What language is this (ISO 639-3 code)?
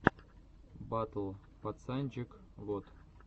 rus